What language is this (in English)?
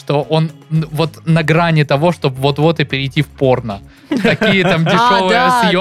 Russian